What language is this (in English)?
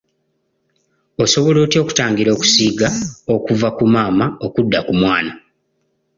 Ganda